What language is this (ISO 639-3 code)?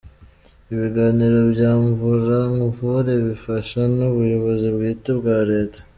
kin